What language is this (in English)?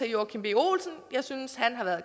Danish